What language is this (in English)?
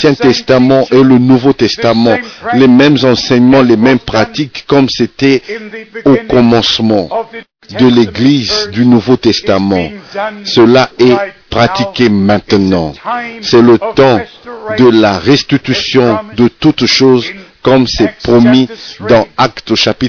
French